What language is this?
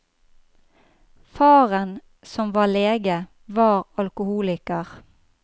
Norwegian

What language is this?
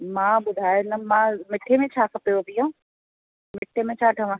Sindhi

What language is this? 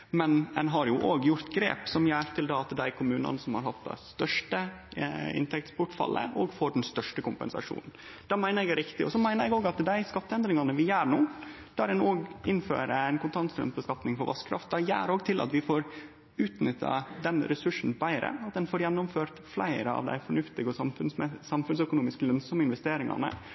Norwegian Nynorsk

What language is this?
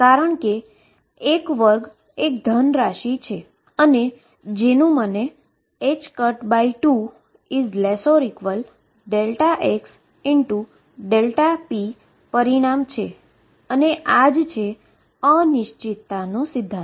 Gujarati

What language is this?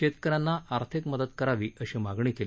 Marathi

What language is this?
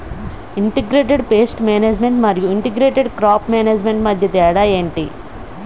Telugu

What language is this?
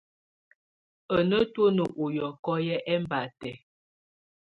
Tunen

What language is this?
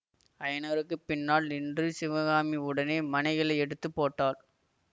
Tamil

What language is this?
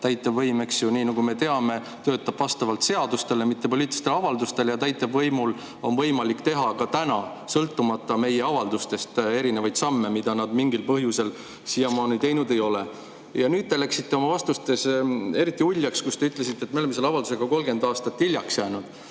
Estonian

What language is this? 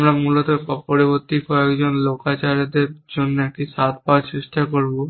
Bangla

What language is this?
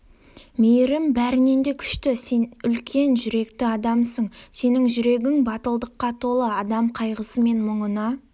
Kazakh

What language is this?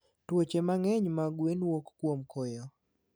Luo (Kenya and Tanzania)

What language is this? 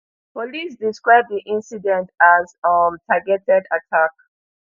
Nigerian Pidgin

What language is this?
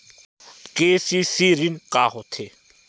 Chhattisgarhi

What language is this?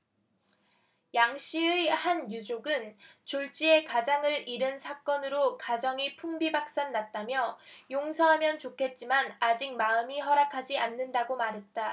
Korean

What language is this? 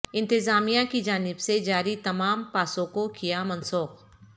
Urdu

